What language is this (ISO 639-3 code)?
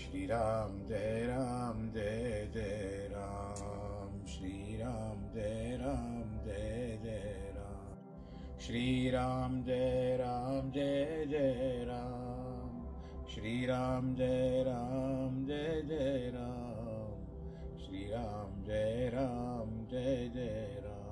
hin